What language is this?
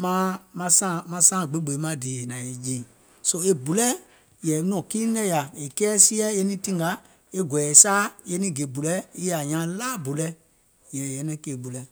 Gola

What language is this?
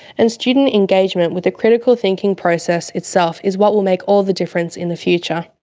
English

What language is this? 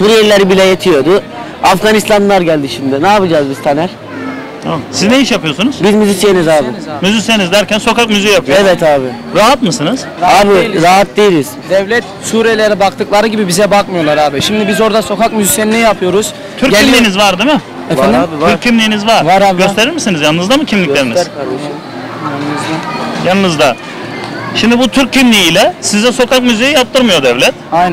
Turkish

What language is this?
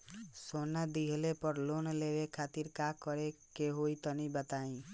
Bhojpuri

